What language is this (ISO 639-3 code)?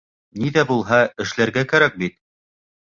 bak